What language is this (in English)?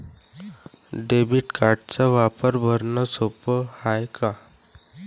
Marathi